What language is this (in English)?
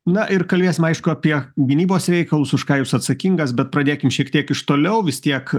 Lithuanian